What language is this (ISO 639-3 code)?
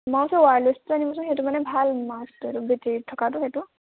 asm